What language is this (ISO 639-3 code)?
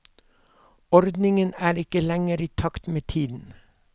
nor